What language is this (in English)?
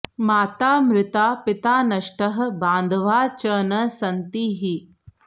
Sanskrit